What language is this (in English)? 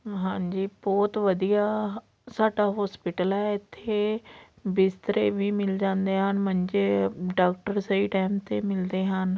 Punjabi